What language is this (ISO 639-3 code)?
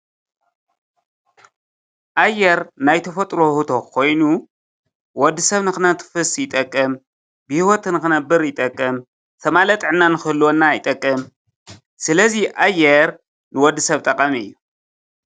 tir